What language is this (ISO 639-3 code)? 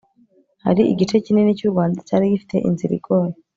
kin